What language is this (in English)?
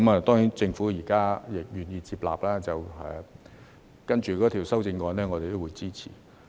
Cantonese